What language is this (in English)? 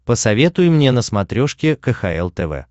Russian